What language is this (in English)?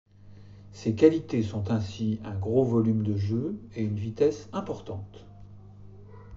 French